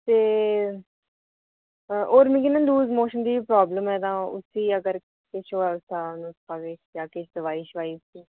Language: Dogri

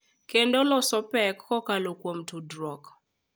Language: Luo (Kenya and Tanzania)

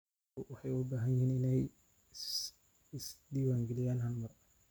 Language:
Somali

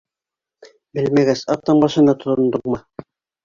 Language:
Bashkir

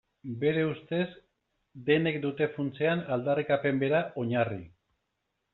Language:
Basque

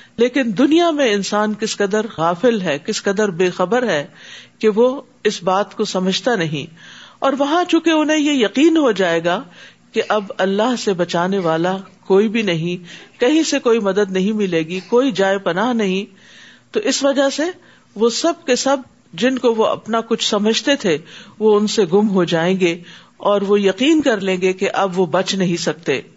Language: Urdu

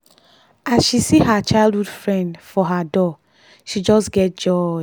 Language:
Nigerian Pidgin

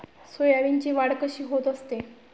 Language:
Marathi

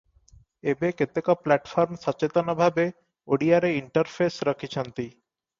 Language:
Odia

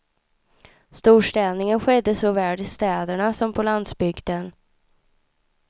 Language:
Swedish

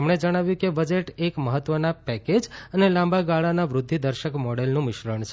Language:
Gujarati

